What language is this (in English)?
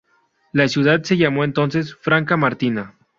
Spanish